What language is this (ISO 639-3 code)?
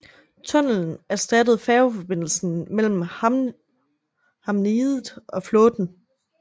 dan